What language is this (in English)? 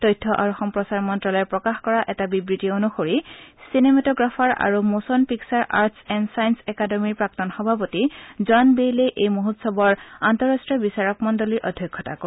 Assamese